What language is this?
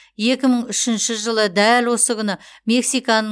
Kazakh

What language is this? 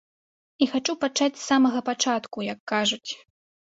Belarusian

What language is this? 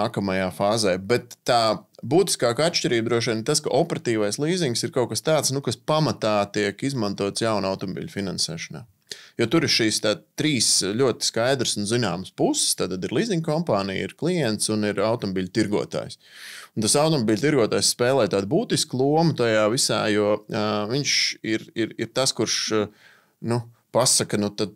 Latvian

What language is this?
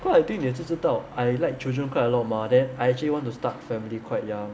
English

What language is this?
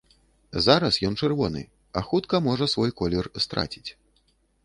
Belarusian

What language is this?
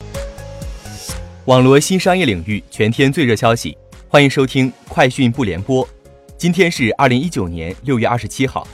Chinese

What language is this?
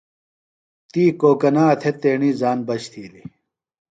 Phalura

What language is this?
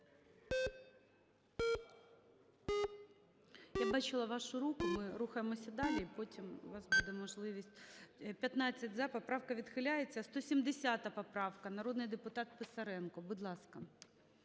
Ukrainian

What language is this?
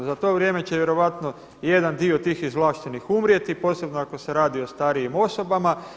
Croatian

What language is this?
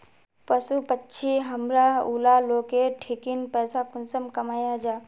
Magahi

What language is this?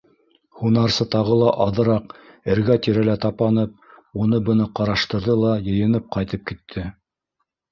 Bashkir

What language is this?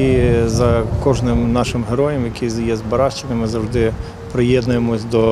Ukrainian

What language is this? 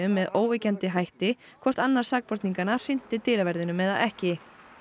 Icelandic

